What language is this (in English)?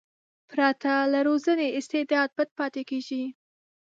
Pashto